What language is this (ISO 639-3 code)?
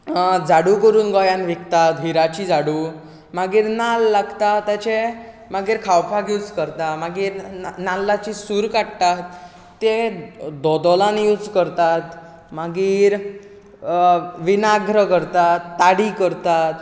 kok